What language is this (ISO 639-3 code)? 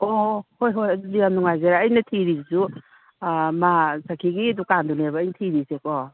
mni